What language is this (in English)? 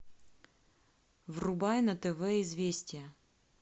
Russian